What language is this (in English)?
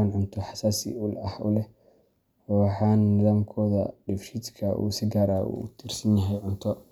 Somali